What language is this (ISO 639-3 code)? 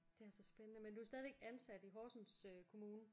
dan